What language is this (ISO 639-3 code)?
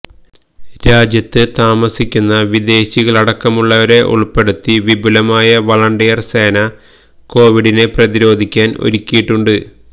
mal